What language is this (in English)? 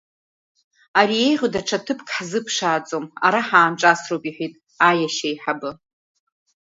Abkhazian